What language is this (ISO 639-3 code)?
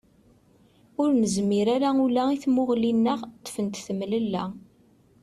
kab